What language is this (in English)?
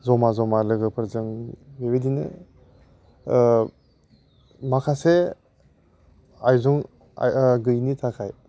Bodo